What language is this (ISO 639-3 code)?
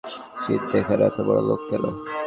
ben